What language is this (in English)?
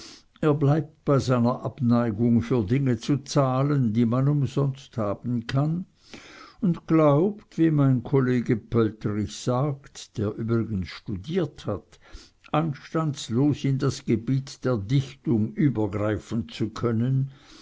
German